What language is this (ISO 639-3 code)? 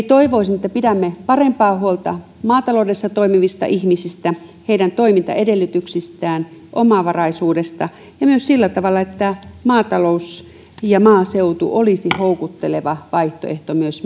fin